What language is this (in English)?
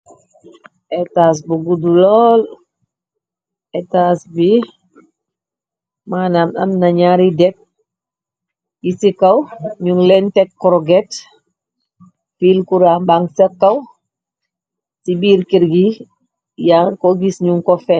Wolof